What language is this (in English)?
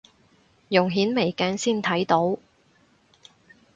Cantonese